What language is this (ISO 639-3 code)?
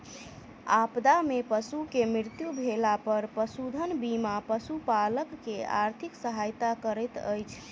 mai